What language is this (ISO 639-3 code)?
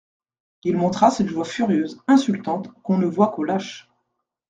fra